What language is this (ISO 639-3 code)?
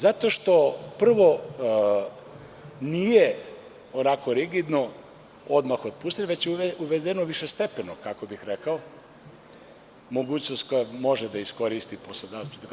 srp